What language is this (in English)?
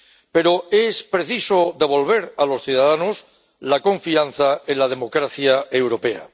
Spanish